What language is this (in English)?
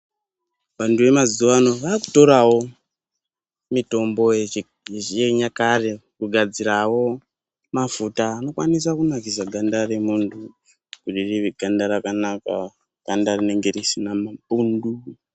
Ndau